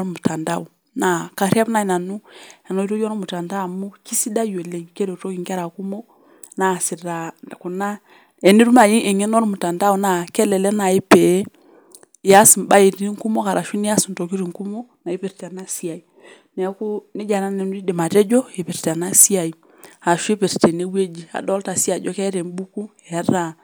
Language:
Masai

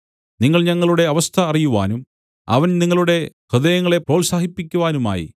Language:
Malayalam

